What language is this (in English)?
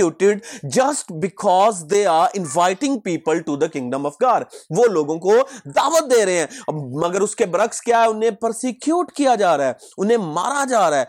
Urdu